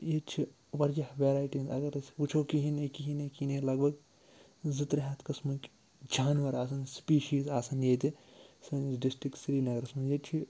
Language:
Kashmiri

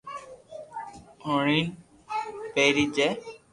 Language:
Loarki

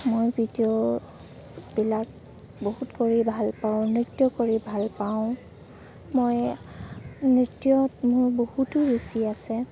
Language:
Assamese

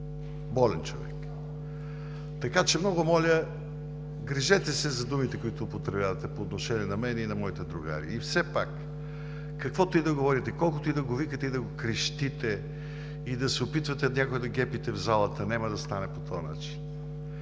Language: Bulgarian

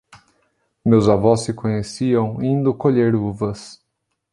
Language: Portuguese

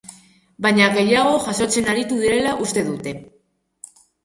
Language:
Basque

